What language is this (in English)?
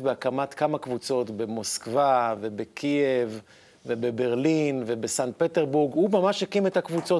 Hebrew